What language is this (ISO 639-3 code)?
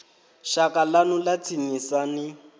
ven